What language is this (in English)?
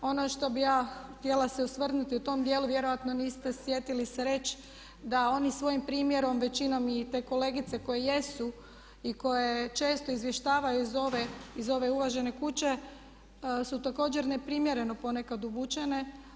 Croatian